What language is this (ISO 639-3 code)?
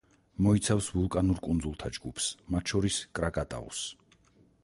kat